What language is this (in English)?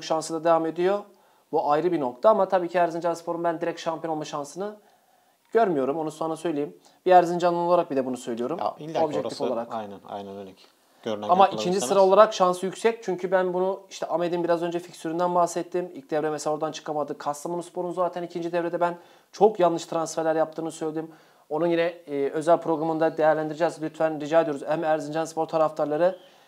Turkish